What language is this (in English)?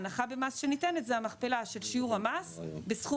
Hebrew